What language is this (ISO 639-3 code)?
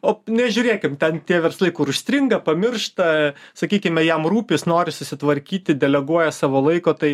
lit